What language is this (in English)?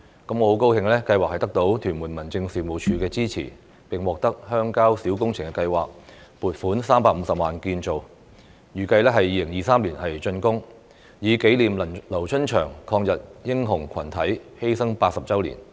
Cantonese